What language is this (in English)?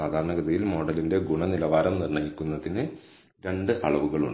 Malayalam